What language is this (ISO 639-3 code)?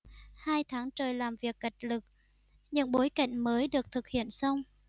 vie